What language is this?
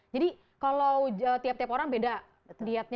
Indonesian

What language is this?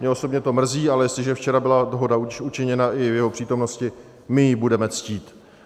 Czech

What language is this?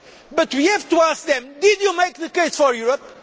English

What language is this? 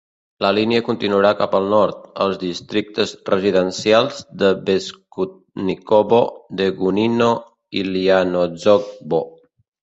Catalan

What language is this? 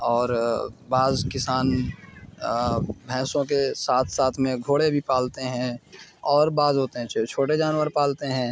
Urdu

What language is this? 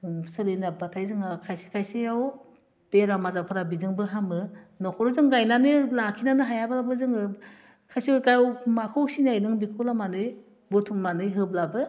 Bodo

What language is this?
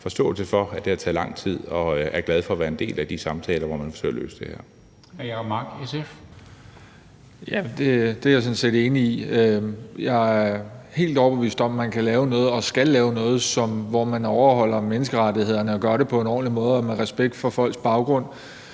Danish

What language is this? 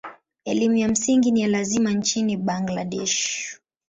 Swahili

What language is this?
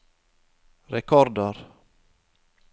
Norwegian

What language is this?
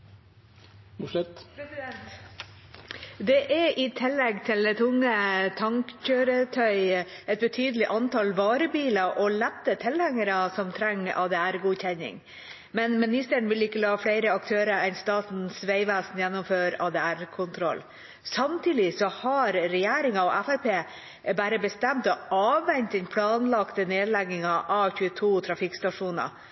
Norwegian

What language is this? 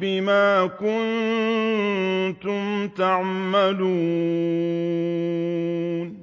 Arabic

